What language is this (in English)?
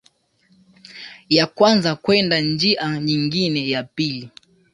Swahili